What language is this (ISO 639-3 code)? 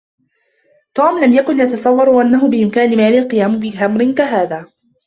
ara